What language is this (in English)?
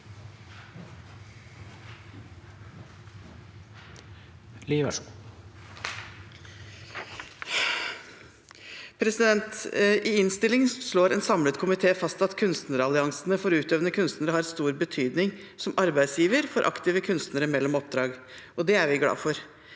Norwegian